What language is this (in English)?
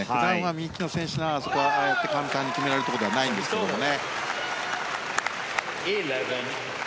Japanese